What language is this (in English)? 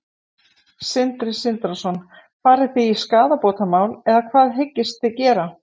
Icelandic